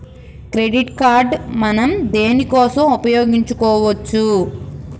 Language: Telugu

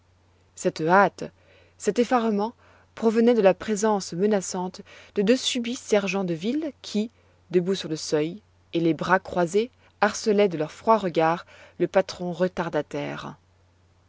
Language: French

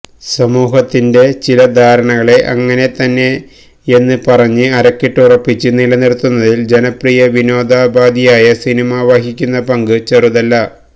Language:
Malayalam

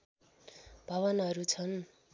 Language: Nepali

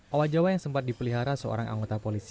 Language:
Indonesian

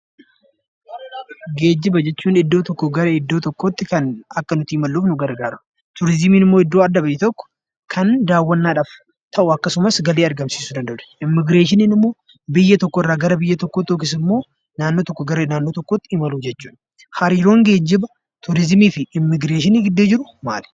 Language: Oromo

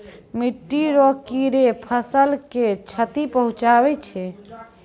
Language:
Maithili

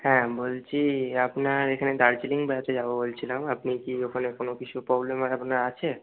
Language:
Bangla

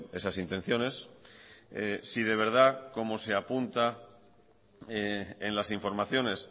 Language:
Spanish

